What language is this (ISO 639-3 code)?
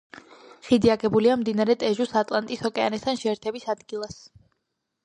kat